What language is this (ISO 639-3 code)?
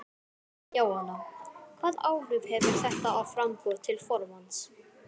isl